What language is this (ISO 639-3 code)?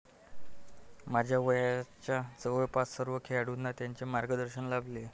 mar